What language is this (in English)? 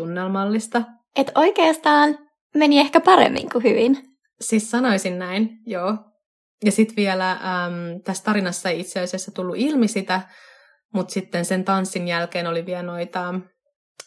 Finnish